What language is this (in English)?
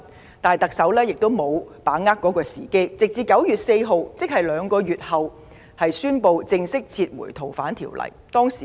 Cantonese